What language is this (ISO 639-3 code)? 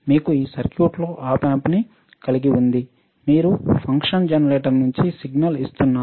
tel